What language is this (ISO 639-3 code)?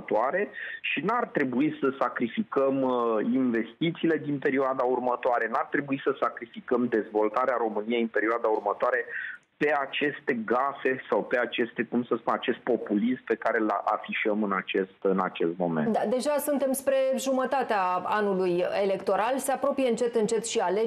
ron